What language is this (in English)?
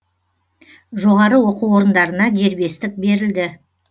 Kazakh